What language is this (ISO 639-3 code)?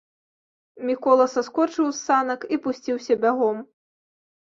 bel